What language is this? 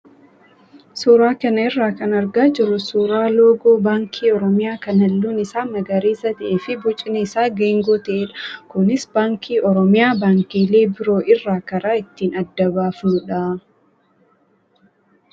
Oromo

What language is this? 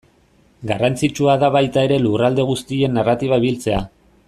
Basque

